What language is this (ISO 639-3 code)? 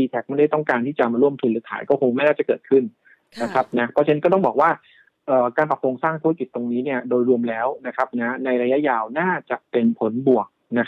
tha